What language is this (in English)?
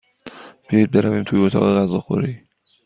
Persian